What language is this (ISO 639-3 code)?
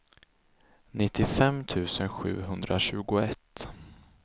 swe